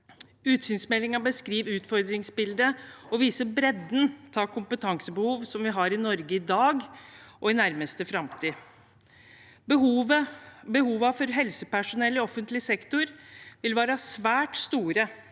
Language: Norwegian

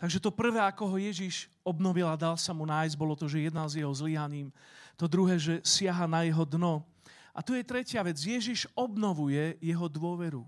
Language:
Slovak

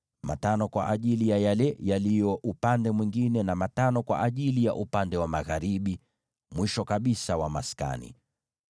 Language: Swahili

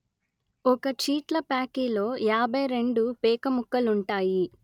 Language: Telugu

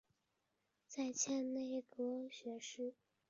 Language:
Chinese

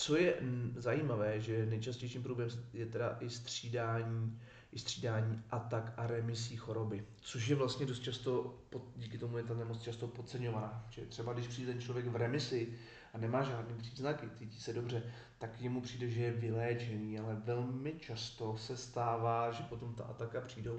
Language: Czech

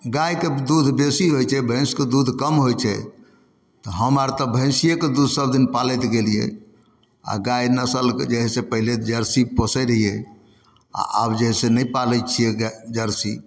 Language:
Maithili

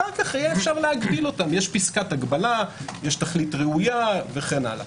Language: Hebrew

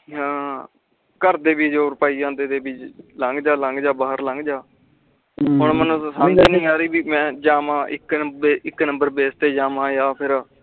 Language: Punjabi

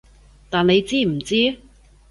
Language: Cantonese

